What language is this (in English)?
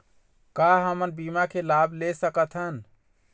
Chhattisgarhi